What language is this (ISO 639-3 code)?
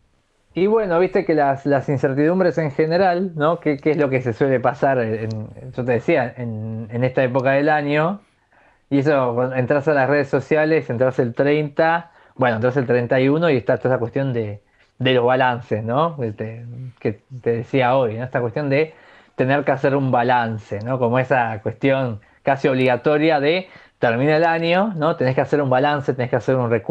spa